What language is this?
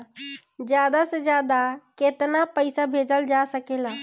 Bhojpuri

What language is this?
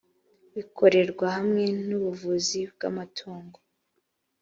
Kinyarwanda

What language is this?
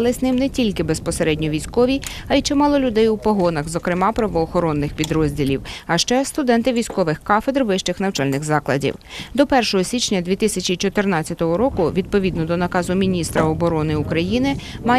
Ukrainian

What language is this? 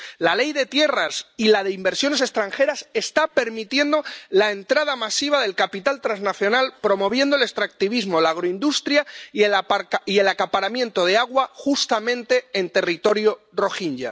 Spanish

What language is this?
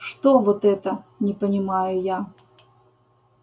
Russian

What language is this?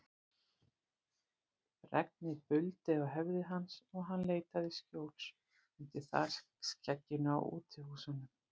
Icelandic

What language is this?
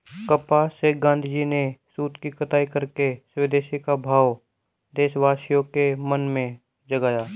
Hindi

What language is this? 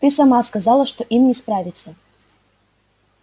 Russian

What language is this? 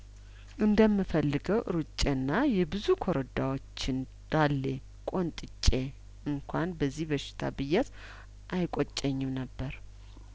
Amharic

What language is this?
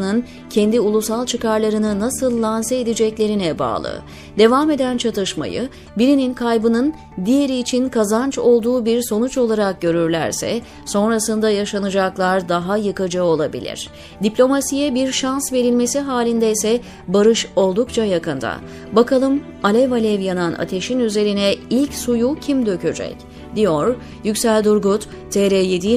Turkish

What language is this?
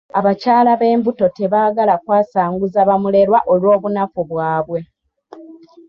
Ganda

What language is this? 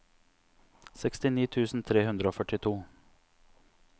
Norwegian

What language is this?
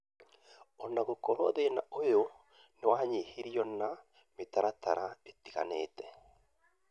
Kikuyu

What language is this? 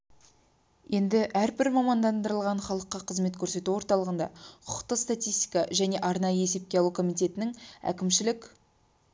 Kazakh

